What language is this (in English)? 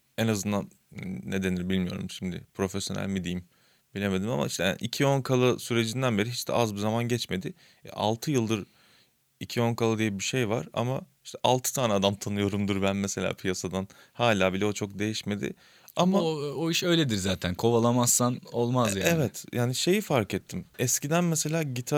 Turkish